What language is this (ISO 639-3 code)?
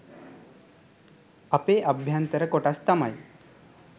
sin